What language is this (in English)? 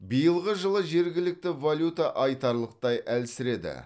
Kazakh